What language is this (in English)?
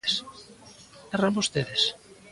Galician